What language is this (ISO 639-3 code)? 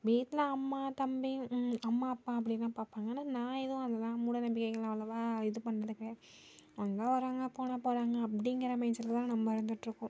tam